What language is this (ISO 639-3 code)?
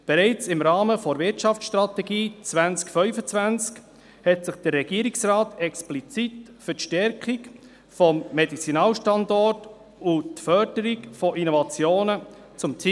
gsw